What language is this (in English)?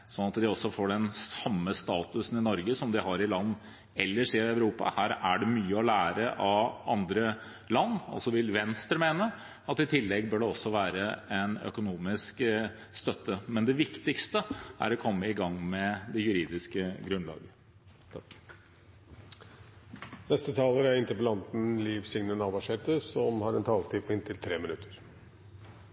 Norwegian